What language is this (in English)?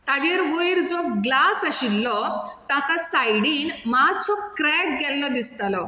Konkani